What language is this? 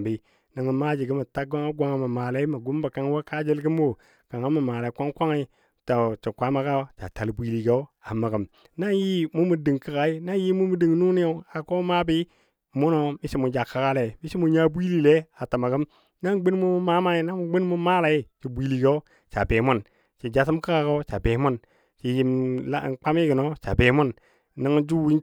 Dadiya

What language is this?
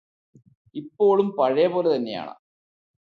Malayalam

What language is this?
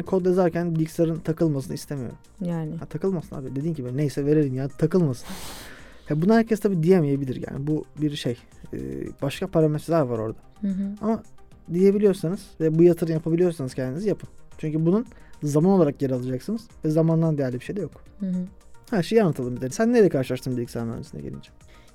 Turkish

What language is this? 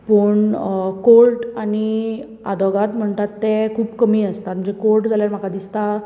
Konkani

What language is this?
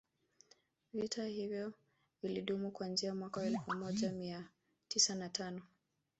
Swahili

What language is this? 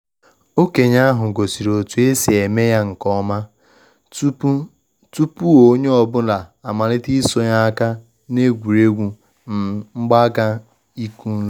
Igbo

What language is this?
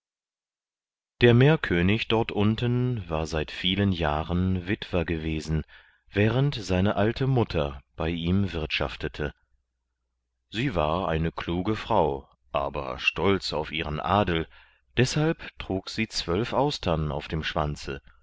German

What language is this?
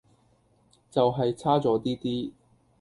Cantonese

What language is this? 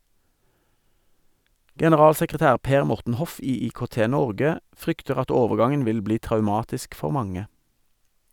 Norwegian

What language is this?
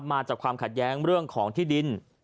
Thai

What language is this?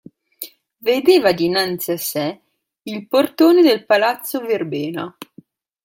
Italian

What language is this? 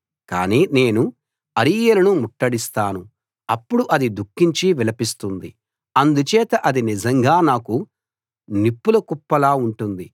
Telugu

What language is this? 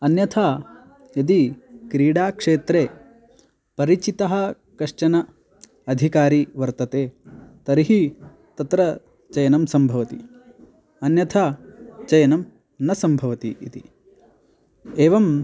Sanskrit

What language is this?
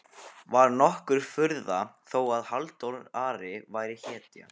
Icelandic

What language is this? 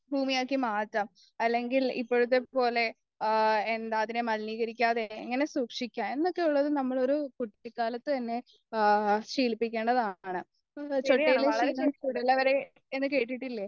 Malayalam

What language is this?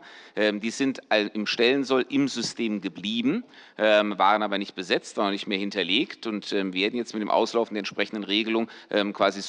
German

